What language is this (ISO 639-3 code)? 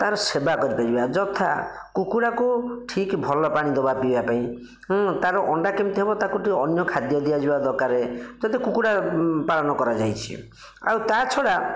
ori